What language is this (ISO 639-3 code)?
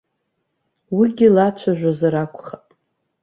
abk